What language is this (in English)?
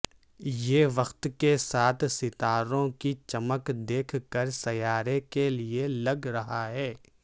Urdu